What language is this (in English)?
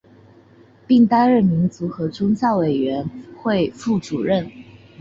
Chinese